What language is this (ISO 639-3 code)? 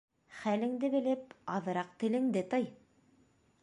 bak